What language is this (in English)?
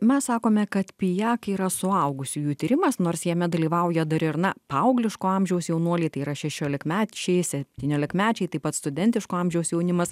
Lithuanian